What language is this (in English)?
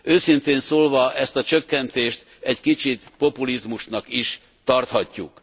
Hungarian